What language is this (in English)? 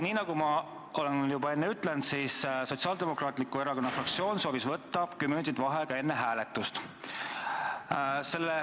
Estonian